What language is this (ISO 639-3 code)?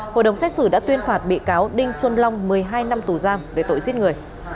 vie